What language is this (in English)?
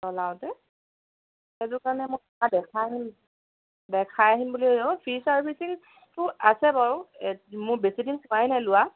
Assamese